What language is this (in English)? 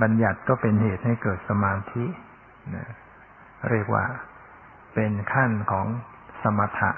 Thai